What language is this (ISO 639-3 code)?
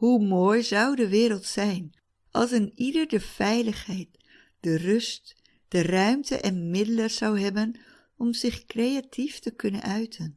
nld